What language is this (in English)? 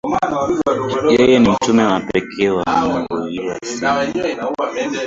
Swahili